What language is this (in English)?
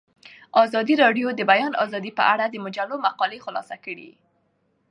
Pashto